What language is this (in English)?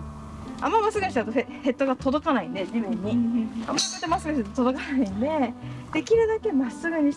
Japanese